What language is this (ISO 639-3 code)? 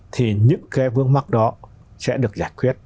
vie